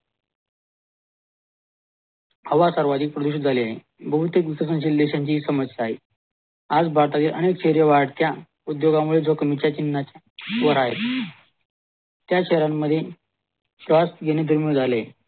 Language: Marathi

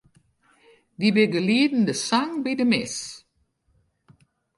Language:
Western Frisian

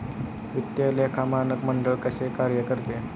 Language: Marathi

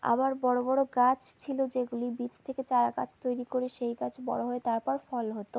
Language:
Bangla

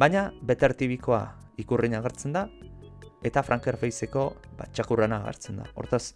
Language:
Italian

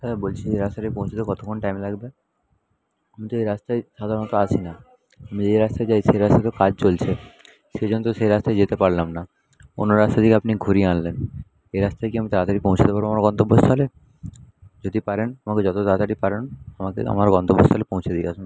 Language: Bangla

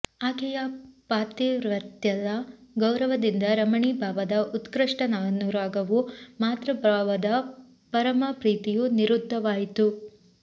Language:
Kannada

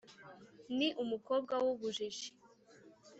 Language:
Kinyarwanda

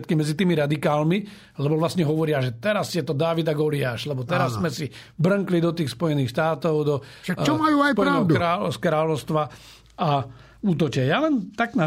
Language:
Slovak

